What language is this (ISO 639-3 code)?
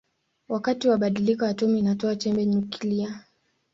swa